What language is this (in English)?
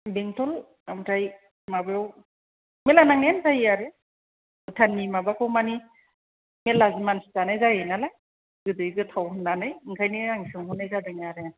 Bodo